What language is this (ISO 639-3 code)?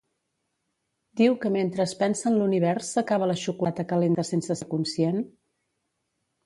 cat